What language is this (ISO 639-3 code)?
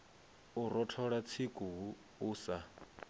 ven